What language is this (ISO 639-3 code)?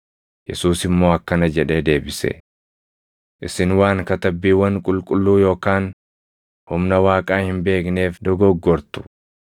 orm